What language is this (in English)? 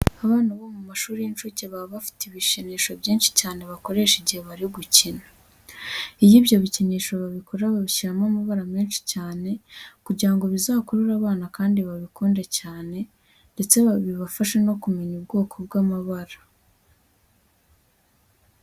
Kinyarwanda